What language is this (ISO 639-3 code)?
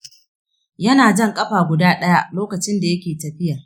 hau